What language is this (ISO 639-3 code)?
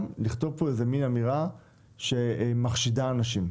heb